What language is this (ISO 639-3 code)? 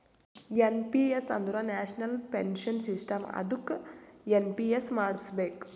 kan